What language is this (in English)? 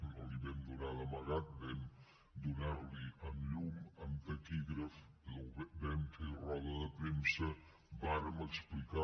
Catalan